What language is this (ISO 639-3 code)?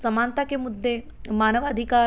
hin